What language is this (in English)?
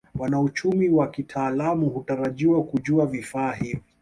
Swahili